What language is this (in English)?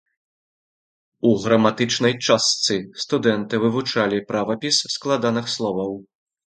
Belarusian